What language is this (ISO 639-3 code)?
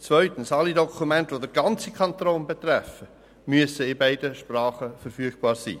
gsw